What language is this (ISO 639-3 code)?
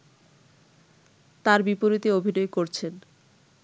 ben